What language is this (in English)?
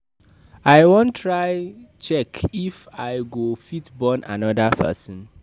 Nigerian Pidgin